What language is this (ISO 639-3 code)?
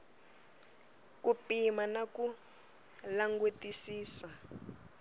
tso